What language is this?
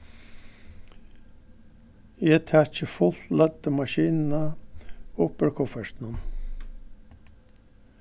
Faroese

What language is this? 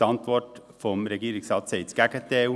Swiss German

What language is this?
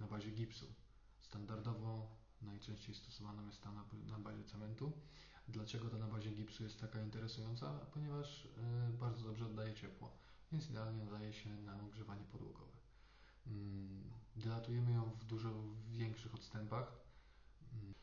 Polish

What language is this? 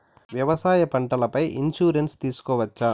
Telugu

